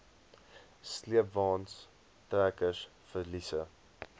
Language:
Afrikaans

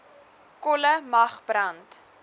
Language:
Afrikaans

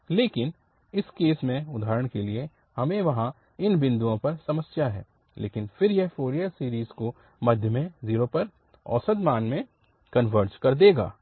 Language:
Hindi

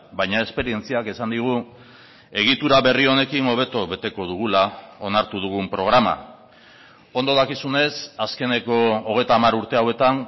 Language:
Basque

